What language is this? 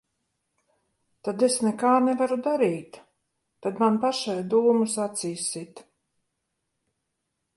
Latvian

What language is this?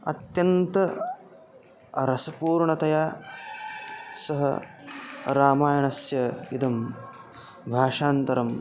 Sanskrit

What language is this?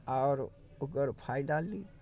Maithili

